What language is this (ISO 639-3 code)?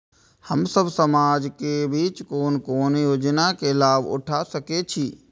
mai